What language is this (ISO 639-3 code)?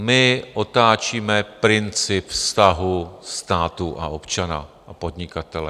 ces